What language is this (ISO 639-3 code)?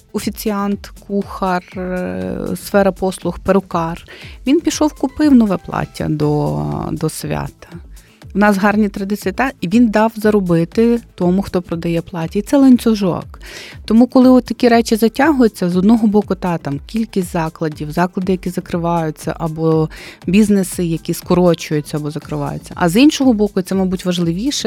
ukr